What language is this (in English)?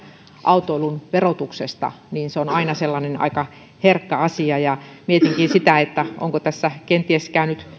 Finnish